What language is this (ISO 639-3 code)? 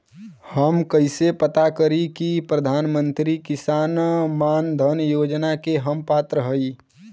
bho